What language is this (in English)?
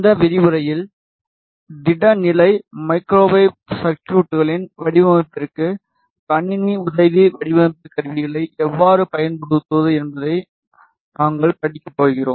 Tamil